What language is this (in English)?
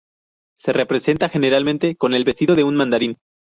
Spanish